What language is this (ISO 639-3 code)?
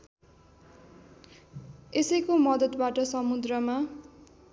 nep